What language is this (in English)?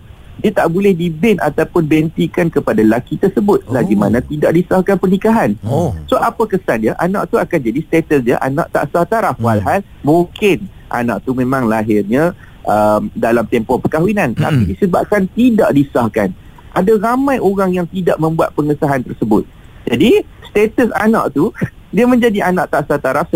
Malay